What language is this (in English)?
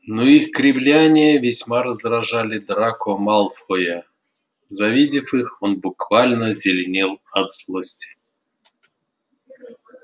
Russian